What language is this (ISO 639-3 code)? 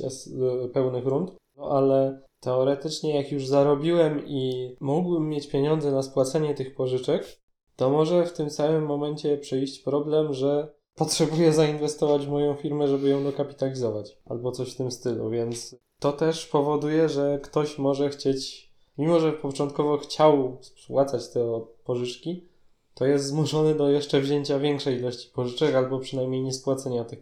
pol